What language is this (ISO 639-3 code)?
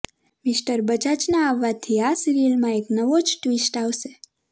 guj